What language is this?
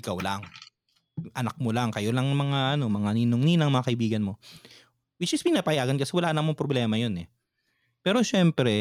Filipino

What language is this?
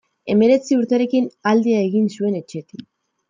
Basque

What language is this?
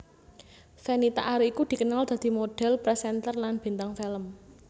Javanese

